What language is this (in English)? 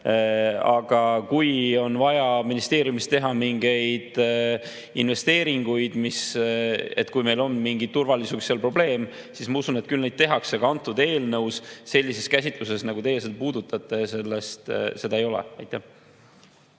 Estonian